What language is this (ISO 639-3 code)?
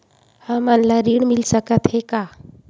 hne